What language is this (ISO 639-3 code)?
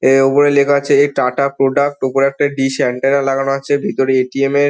ben